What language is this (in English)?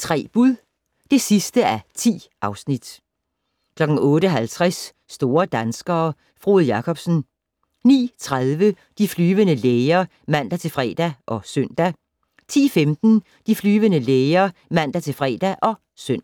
Danish